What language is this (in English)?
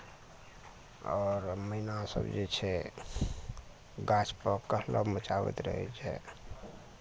Maithili